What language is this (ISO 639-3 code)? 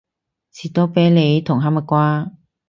yue